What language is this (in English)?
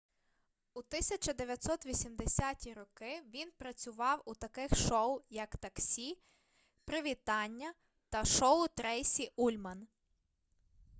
Ukrainian